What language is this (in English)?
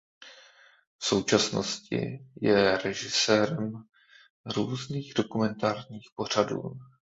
Czech